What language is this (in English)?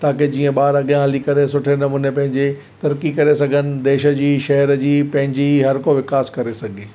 Sindhi